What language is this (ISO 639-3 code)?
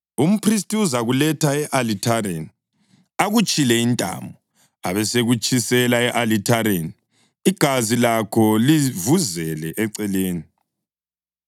nde